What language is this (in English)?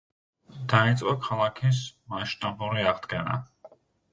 Georgian